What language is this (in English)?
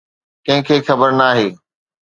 Sindhi